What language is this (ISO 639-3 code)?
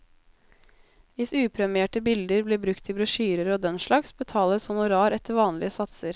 nor